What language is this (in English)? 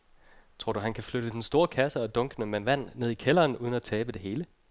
Danish